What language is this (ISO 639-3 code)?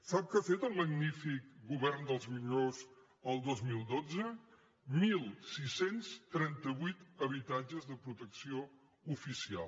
cat